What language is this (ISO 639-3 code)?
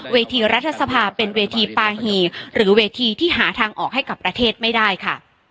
tha